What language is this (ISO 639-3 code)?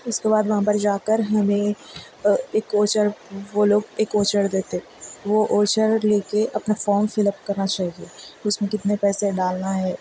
urd